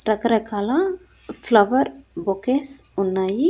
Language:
Telugu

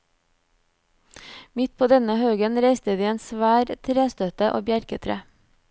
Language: Norwegian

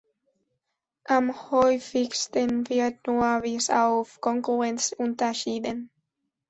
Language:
German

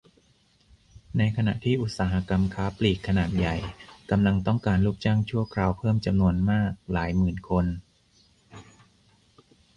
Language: Thai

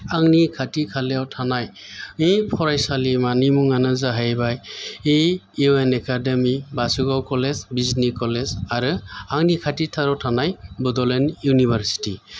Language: Bodo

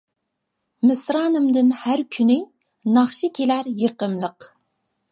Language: Uyghur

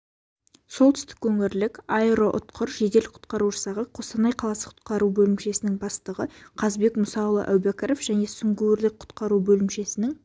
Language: Kazakh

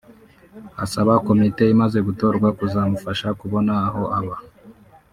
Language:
Kinyarwanda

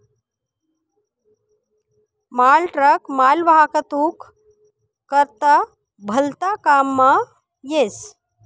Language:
Marathi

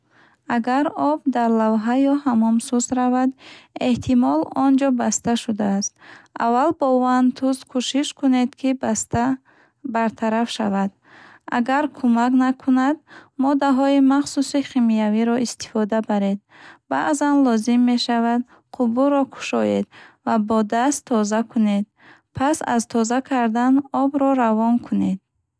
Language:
Bukharic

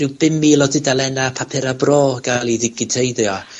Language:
Welsh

